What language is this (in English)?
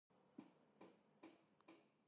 Georgian